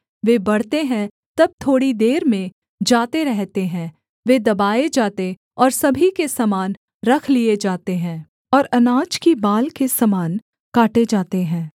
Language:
Hindi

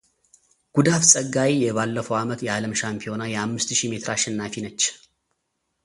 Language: Amharic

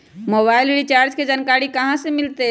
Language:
Magahi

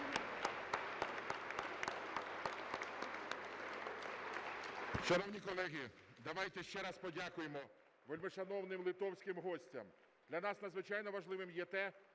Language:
Ukrainian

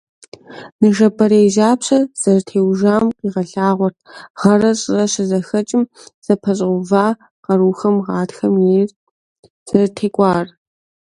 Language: Kabardian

